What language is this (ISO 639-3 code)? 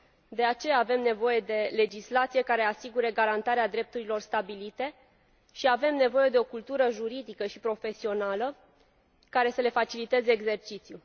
ron